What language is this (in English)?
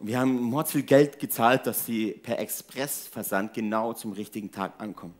German